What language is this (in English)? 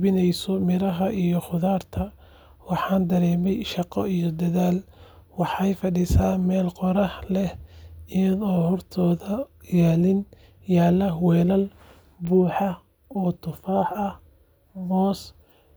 Somali